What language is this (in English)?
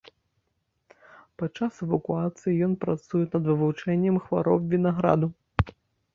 Belarusian